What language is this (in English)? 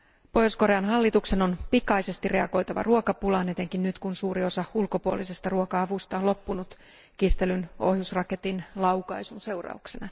Finnish